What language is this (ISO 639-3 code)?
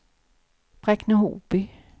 swe